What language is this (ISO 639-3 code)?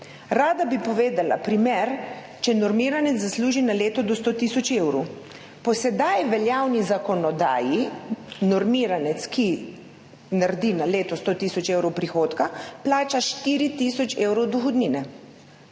slv